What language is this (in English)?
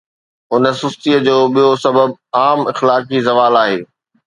Sindhi